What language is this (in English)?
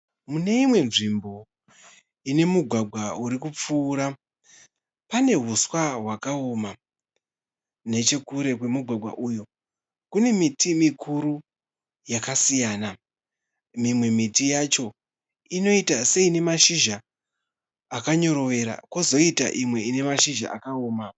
Shona